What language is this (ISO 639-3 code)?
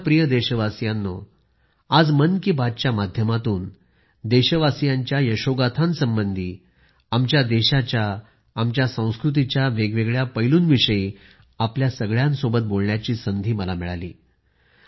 mar